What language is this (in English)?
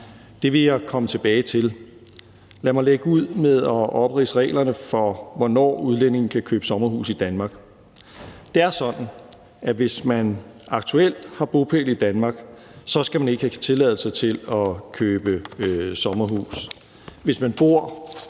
Danish